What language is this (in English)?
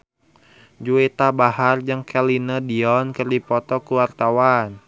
Sundanese